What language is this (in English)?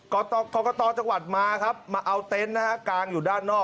Thai